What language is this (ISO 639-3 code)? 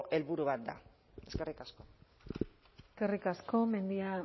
eus